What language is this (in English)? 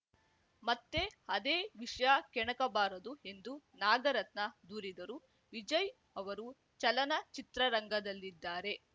Kannada